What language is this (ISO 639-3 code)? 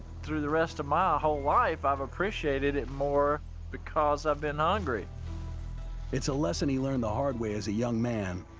eng